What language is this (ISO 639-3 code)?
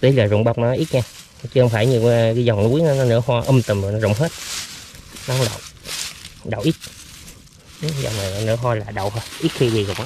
vie